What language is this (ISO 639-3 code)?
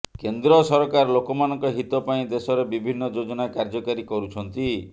ori